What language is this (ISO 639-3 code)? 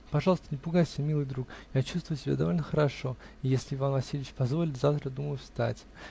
rus